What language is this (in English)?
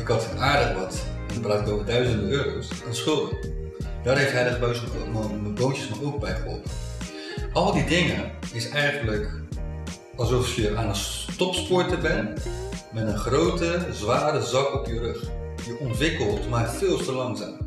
Dutch